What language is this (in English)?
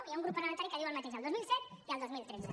Catalan